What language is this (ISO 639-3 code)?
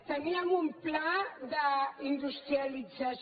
cat